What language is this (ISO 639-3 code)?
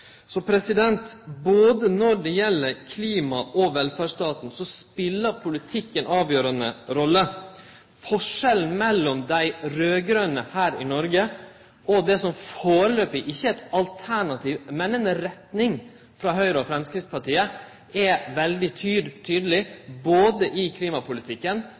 nno